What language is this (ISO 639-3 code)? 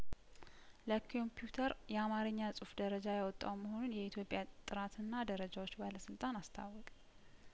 amh